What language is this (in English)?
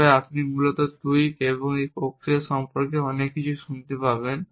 Bangla